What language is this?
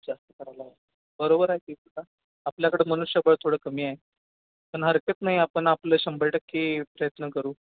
Marathi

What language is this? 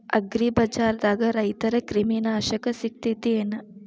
Kannada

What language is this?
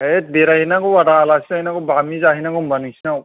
Bodo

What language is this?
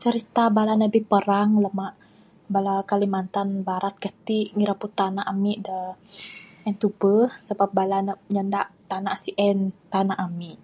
Bukar-Sadung Bidayuh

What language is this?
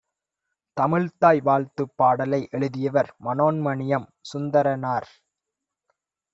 Tamil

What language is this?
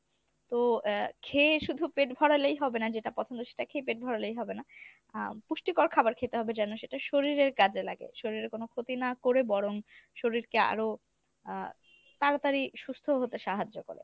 Bangla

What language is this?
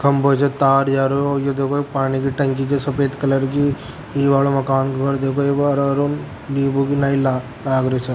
Rajasthani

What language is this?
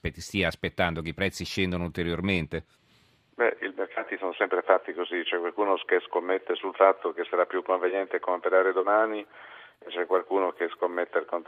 Italian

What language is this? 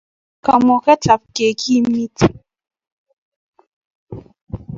Kalenjin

